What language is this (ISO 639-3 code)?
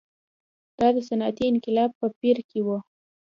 pus